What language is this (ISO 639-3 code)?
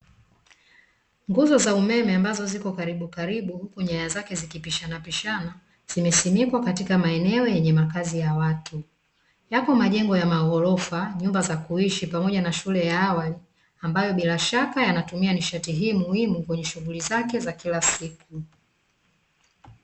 swa